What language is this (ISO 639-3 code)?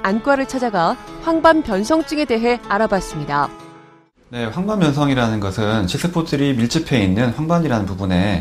kor